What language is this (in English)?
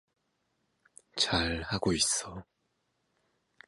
Korean